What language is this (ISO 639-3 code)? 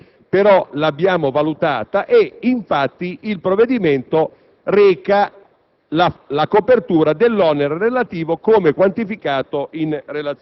ita